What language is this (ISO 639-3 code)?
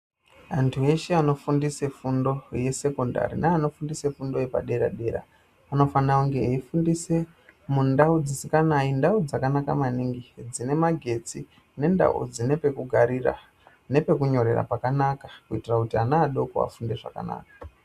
ndc